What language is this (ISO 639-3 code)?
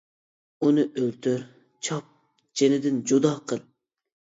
uig